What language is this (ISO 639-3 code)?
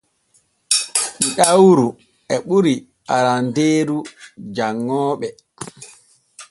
fue